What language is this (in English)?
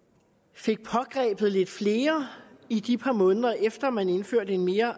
Danish